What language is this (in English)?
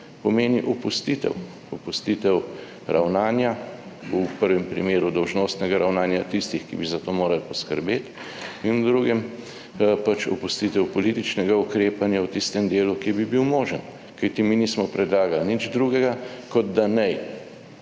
Slovenian